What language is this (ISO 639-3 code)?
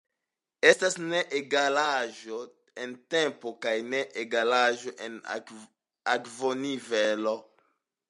epo